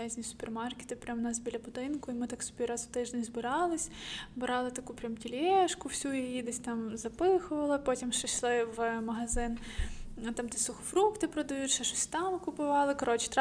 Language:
Ukrainian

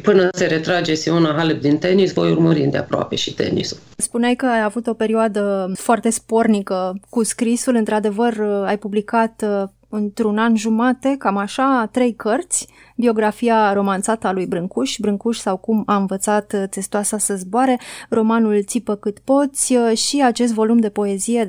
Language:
Romanian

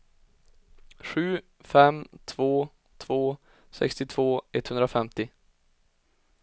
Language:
Swedish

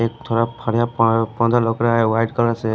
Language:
Hindi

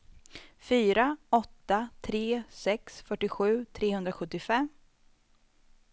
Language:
Swedish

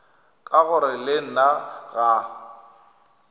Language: Northern Sotho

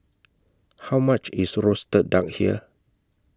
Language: English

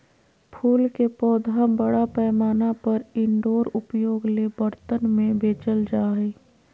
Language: Magahi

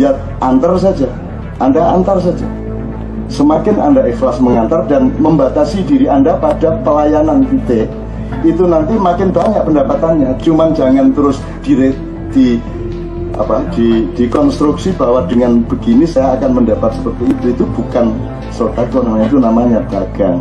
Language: Indonesian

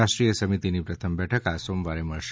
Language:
Gujarati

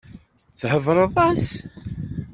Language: Kabyle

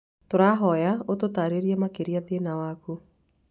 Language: Kikuyu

